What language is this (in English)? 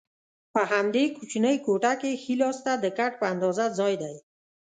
Pashto